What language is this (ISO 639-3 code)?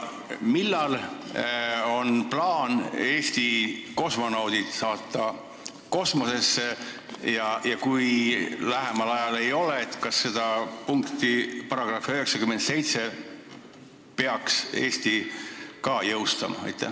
est